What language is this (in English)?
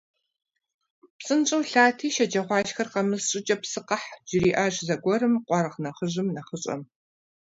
Kabardian